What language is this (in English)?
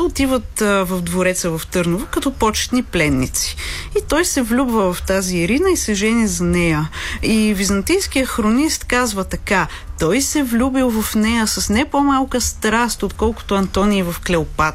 Bulgarian